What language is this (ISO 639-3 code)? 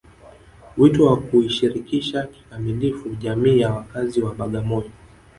swa